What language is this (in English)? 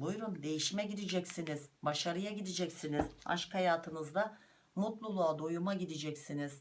Turkish